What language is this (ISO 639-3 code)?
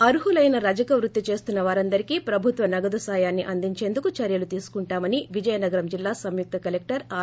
tel